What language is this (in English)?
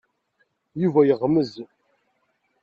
Kabyle